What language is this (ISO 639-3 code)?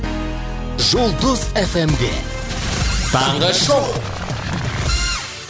kaz